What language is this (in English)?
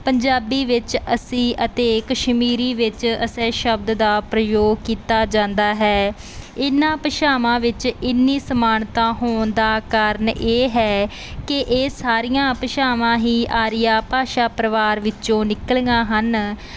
Punjabi